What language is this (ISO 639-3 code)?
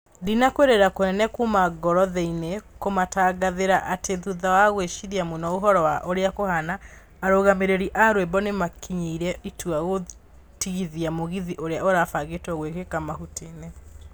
kik